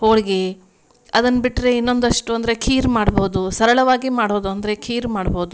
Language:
Kannada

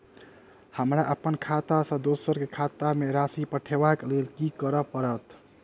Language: Maithili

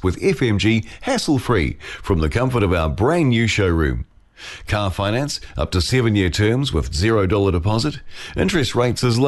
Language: Filipino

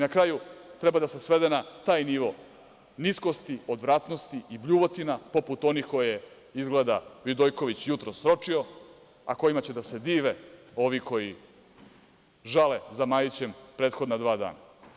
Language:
Serbian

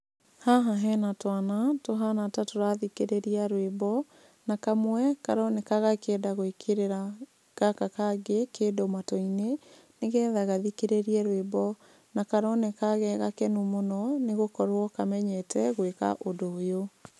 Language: Kikuyu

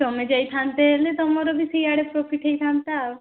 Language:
Odia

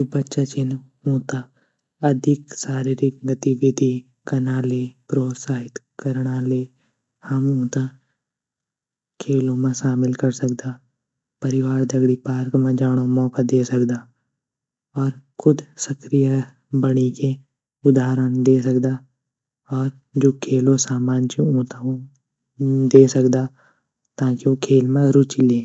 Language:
Garhwali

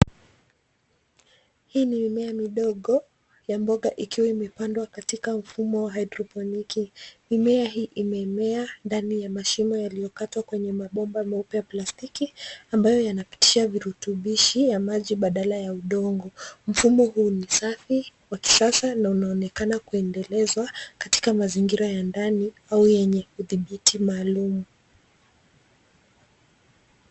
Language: Swahili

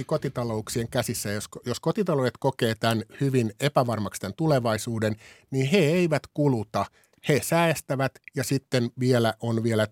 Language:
Finnish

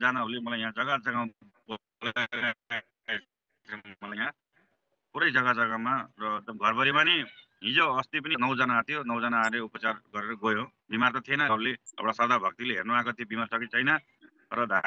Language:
Indonesian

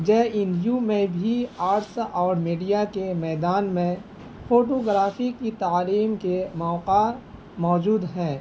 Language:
Urdu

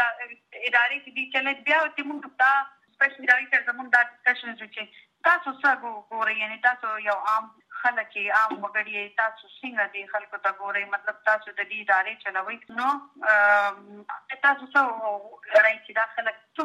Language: Urdu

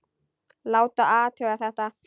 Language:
Icelandic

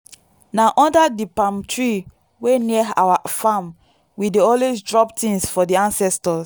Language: Nigerian Pidgin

